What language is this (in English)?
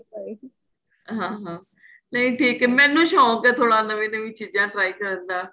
Punjabi